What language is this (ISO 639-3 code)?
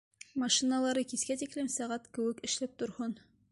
bak